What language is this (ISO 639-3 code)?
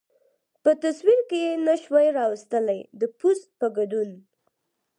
pus